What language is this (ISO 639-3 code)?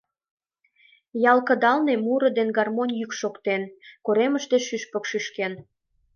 chm